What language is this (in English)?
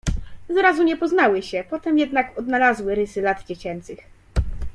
Polish